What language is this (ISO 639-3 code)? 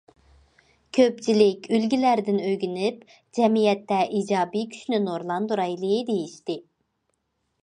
uig